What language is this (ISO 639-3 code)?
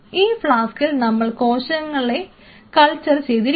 mal